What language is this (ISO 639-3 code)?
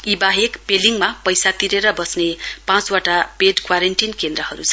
nep